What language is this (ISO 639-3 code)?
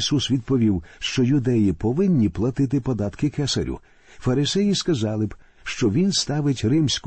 ukr